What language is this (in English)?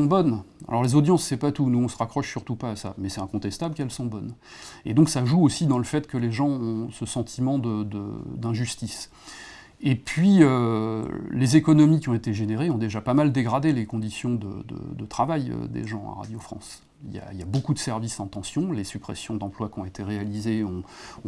French